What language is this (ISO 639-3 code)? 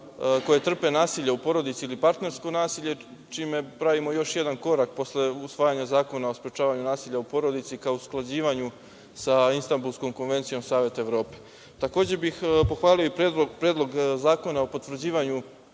srp